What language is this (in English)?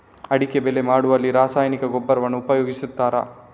Kannada